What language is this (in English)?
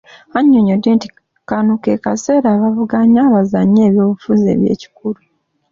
Ganda